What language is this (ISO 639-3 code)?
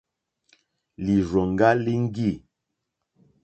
bri